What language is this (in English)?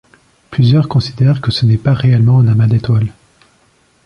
French